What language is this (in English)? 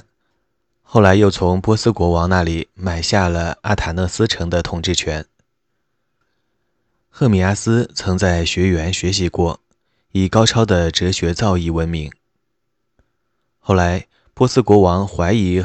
Chinese